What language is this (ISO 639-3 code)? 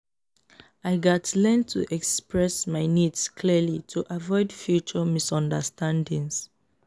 pcm